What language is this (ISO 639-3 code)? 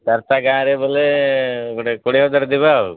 ori